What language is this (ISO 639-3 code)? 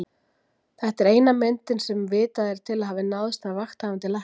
isl